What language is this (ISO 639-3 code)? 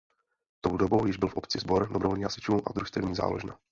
ces